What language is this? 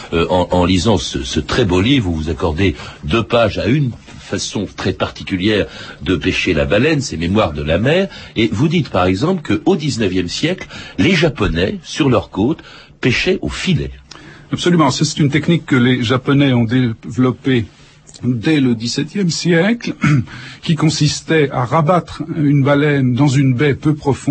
French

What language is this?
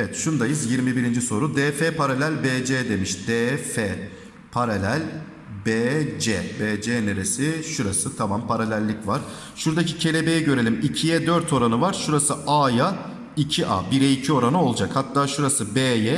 Turkish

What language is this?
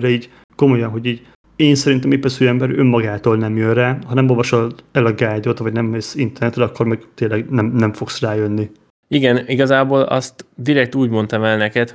Hungarian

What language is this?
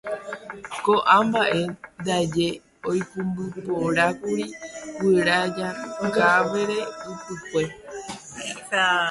Guarani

